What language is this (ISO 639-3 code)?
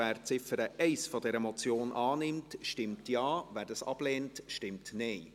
gsw